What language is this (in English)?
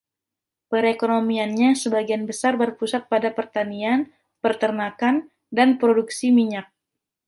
Indonesian